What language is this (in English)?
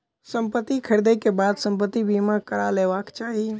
Maithili